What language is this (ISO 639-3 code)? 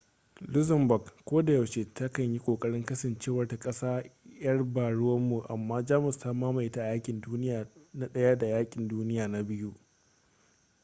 hau